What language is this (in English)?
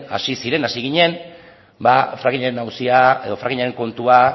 Basque